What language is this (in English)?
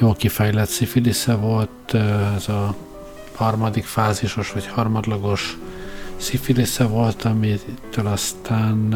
Hungarian